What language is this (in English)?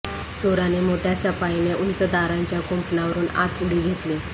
Marathi